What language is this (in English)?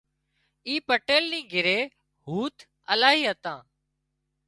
Wadiyara Koli